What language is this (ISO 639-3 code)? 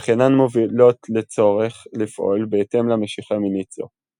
heb